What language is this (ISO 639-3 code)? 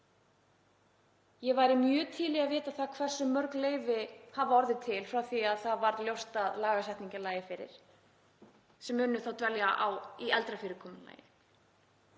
isl